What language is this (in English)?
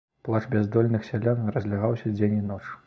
Belarusian